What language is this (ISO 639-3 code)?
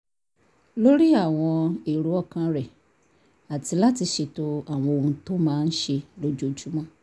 yor